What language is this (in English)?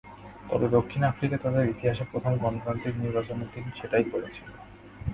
Bangla